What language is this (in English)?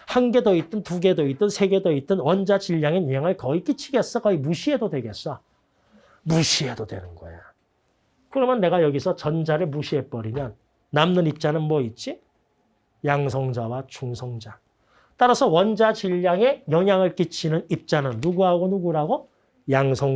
Korean